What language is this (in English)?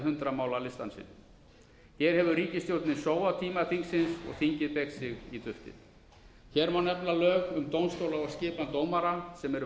Icelandic